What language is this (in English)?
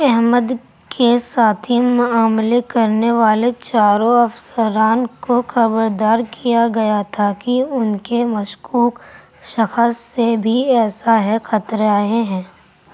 Urdu